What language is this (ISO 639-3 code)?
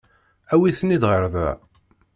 kab